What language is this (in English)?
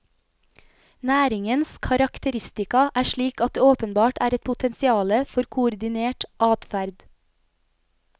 Norwegian